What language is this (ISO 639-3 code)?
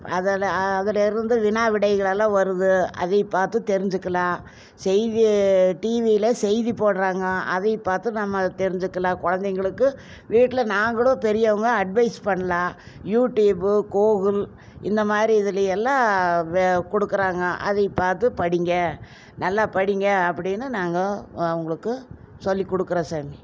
tam